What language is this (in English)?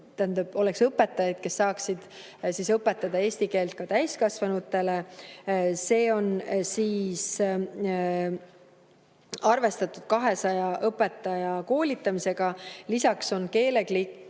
Estonian